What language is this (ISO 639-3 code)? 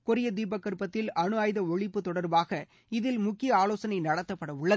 tam